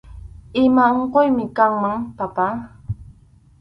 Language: Arequipa-La Unión Quechua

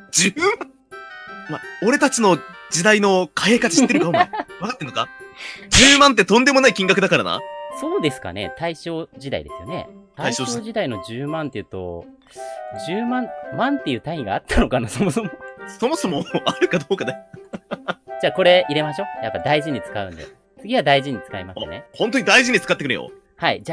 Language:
Japanese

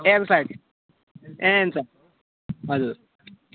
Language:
Nepali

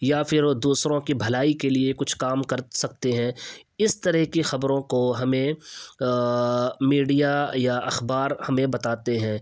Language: Urdu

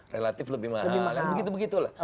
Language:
Indonesian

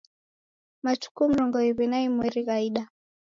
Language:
Taita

